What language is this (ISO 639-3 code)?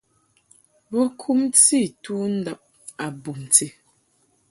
mhk